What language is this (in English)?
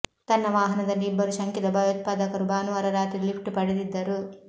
Kannada